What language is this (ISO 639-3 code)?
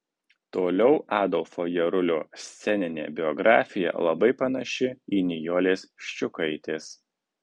lit